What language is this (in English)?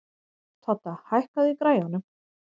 Icelandic